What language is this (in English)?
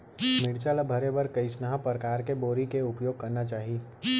Chhattisgarhi